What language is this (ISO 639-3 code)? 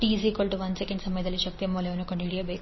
kan